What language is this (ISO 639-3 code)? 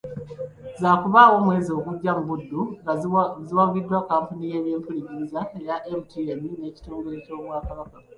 lug